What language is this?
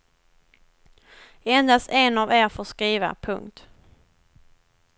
Swedish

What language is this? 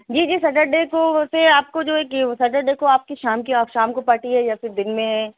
Urdu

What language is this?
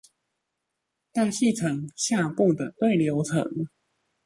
Chinese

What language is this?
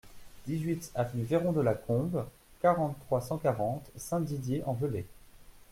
French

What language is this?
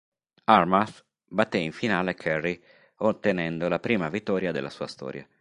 Italian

